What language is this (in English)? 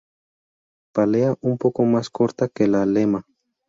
Spanish